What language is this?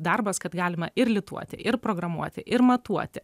Lithuanian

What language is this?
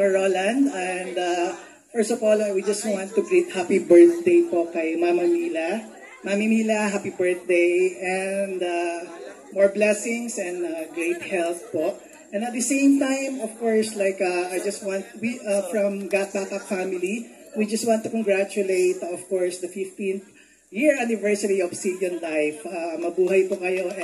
Filipino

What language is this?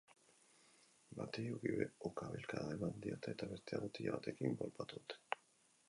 Basque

